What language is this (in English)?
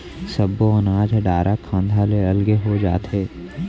Chhattisgarhi